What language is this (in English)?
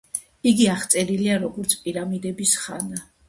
Georgian